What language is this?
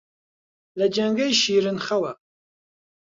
Central Kurdish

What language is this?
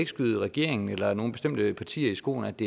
Danish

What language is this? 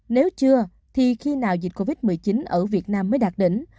Vietnamese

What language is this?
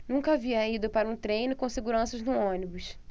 Portuguese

